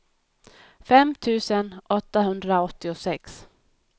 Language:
Swedish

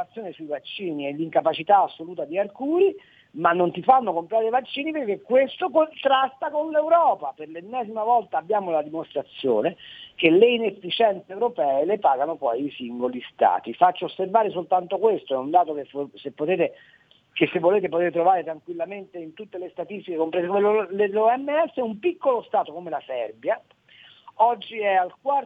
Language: Italian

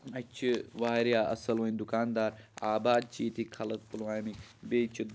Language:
Kashmiri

